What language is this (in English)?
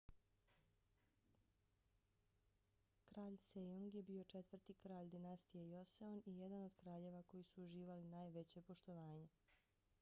Bosnian